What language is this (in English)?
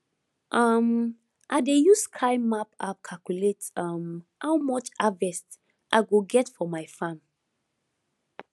Nigerian Pidgin